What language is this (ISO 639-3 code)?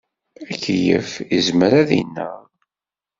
kab